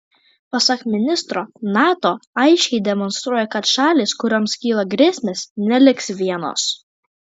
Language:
Lithuanian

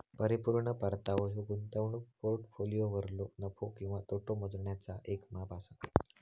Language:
Marathi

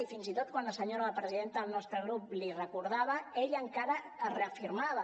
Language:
Catalan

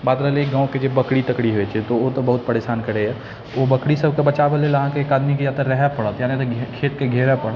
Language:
Maithili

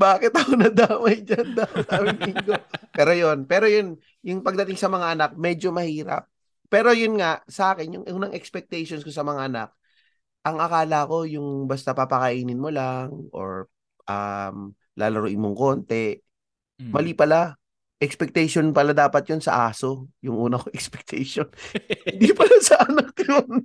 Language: Filipino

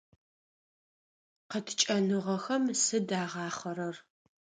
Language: Adyghe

